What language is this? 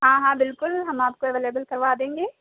Urdu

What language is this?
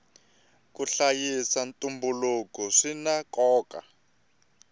Tsonga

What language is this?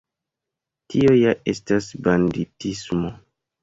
Esperanto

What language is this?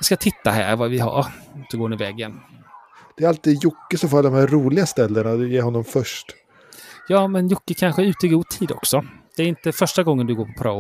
Swedish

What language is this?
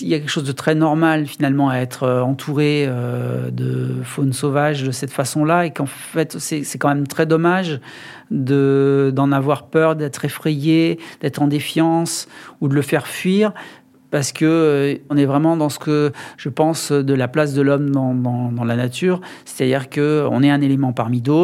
French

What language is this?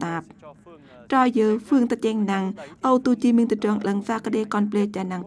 Thai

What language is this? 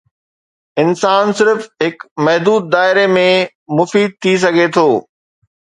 Sindhi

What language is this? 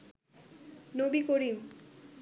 Bangla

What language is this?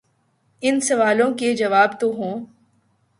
Urdu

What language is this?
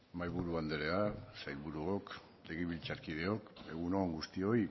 Basque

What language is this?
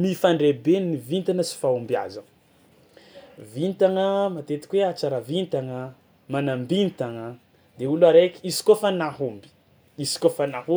Tsimihety Malagasy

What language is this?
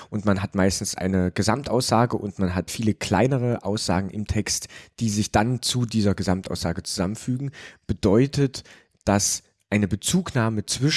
German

